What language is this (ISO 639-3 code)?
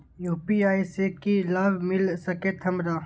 mai